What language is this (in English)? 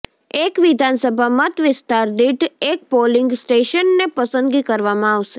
Gujarati